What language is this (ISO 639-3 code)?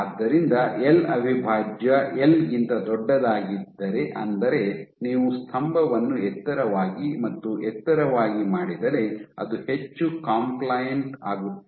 kan